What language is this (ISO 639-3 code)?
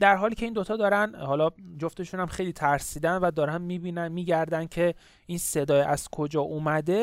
fas